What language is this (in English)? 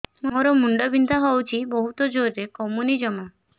Odia